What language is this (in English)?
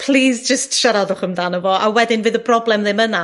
Welsh